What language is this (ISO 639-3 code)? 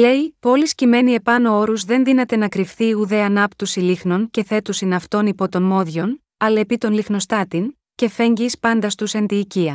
ell